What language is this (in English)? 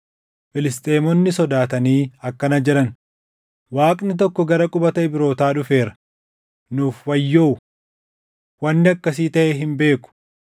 Oromo